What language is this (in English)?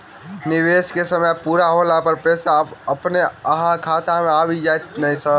Maithili